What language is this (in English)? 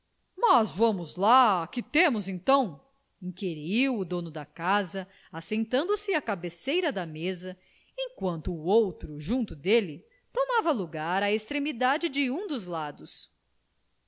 Portuguese